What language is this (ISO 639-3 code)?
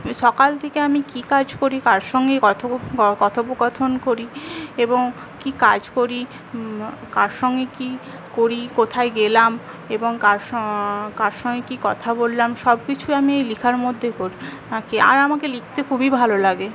ben